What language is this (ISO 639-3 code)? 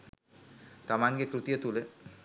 sin